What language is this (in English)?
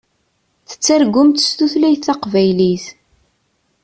Kabyle